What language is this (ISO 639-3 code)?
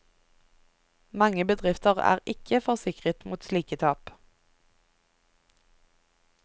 nor